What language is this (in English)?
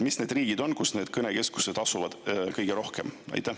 Estonian